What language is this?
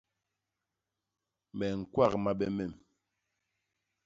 Basaa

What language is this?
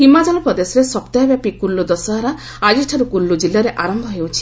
Odia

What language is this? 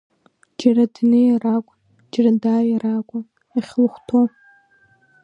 Abkhazian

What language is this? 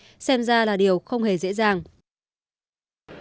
Vietnamese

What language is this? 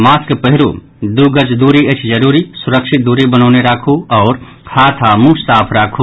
Maithili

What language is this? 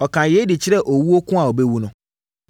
Akan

